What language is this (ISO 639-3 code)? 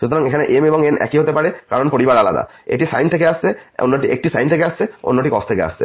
ben